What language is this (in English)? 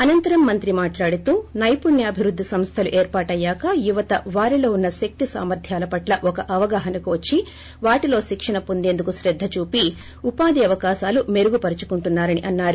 Telugu